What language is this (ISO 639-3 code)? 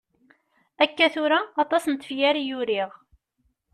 kab